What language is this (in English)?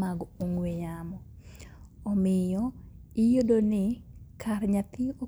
Luo (Kenya and Tanzania)